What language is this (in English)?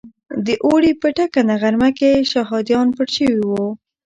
Pashto